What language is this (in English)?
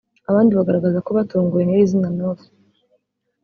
Kinyarwanda